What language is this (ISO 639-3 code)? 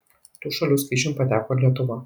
lit